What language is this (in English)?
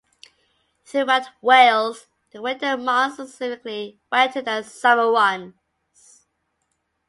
English